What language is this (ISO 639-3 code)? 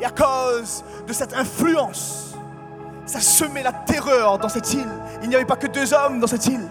fra